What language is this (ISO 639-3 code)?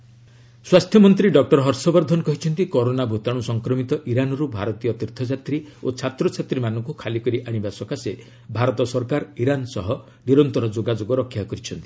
ori